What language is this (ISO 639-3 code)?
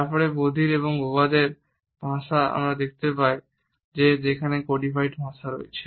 ben